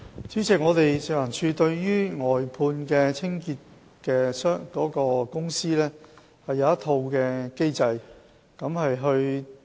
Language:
Cantonese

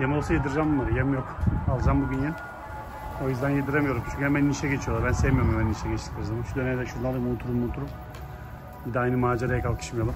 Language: Turkish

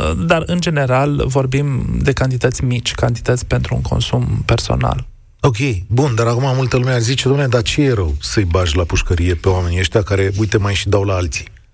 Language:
Romanian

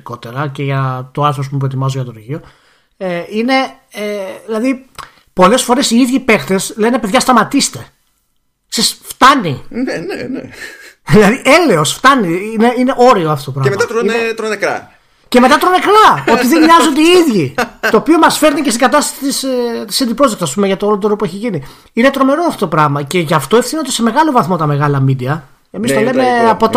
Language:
Greek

